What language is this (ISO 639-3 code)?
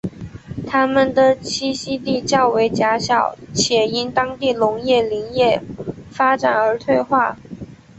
zho